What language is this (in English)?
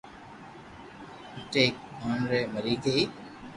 Loarki